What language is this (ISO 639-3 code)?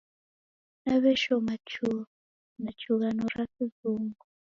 dav